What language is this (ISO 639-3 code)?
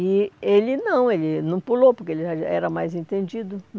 por